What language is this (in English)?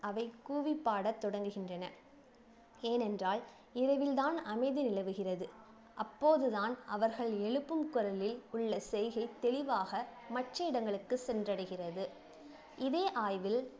Tamil